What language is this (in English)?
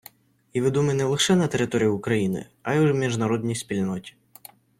Ukrainian